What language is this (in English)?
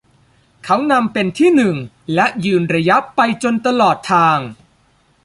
Thai